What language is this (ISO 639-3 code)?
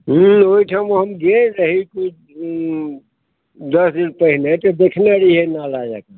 mai